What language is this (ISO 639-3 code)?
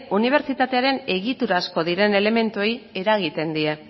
eus